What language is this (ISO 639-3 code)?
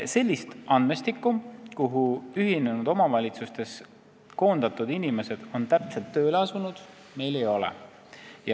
est